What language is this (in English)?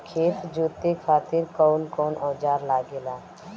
Bhojpuri